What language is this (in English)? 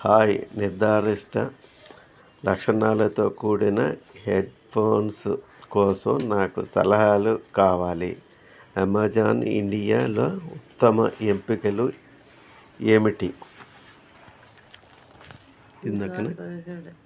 Telugu